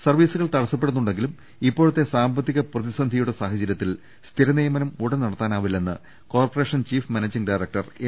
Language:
Malayalam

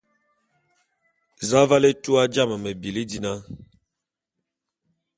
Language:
Bulu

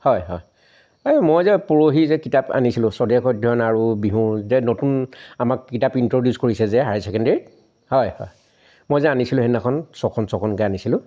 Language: Assamese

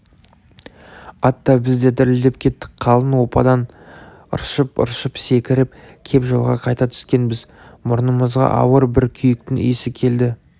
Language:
Kazakh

